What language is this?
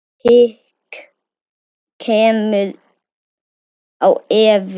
Icelandic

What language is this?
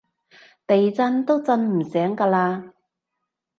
Cantonese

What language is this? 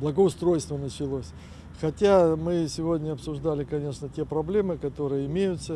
Russian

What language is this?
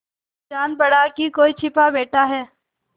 Hindi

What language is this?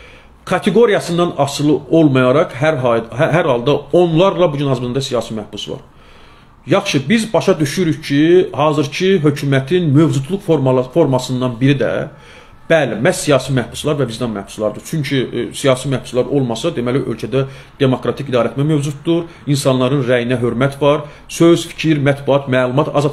Turkish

